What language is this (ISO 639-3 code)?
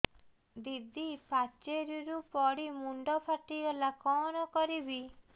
ori